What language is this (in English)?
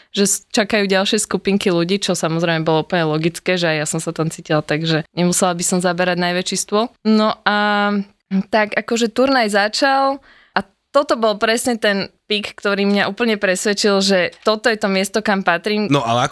Slovak